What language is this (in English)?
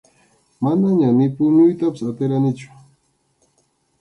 Arequipa-La Unión Quechua